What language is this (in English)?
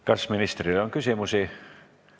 Estonian